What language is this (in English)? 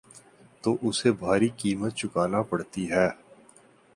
Urdu